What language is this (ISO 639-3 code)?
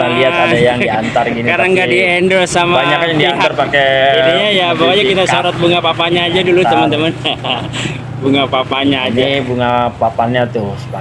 ind